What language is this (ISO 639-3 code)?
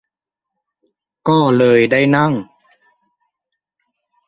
tha